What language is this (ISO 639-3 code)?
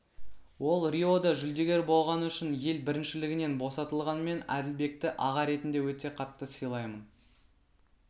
kaz